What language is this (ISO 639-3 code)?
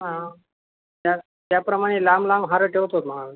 mar